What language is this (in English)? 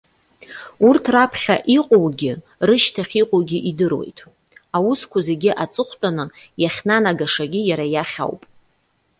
Abkhazian